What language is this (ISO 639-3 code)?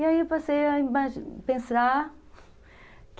por